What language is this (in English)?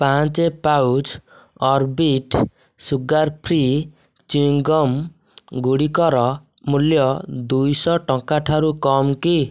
Odia